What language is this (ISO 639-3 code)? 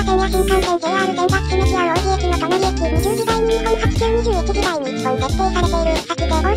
jpn